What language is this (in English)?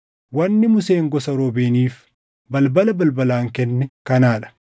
Oromo